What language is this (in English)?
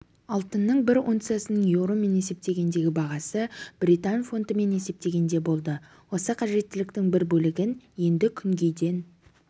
Kazakh